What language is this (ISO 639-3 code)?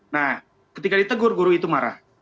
ind